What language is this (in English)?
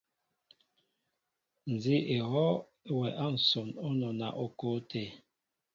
Mbo (Cameroon)